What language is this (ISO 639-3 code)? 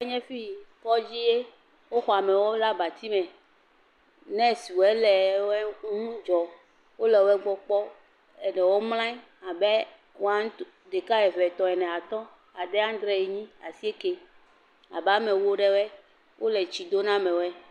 ewe